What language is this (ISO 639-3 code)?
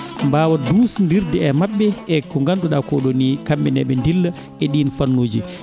ful